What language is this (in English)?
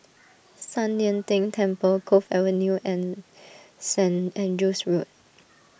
English